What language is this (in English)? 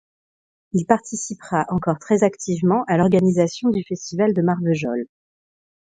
French